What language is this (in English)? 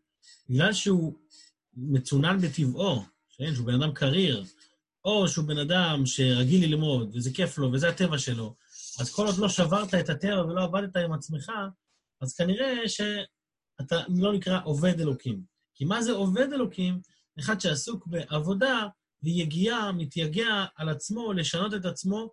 Hebrew